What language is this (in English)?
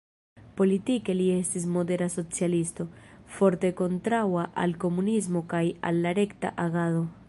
Esperanto